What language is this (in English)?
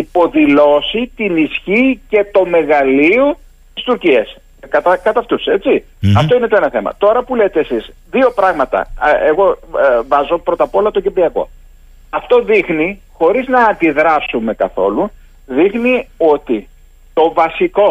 Greek